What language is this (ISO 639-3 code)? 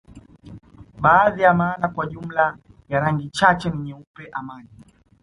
swa